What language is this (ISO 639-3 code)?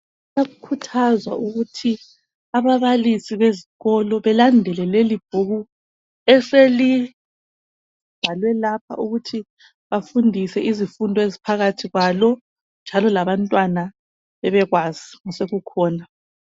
nde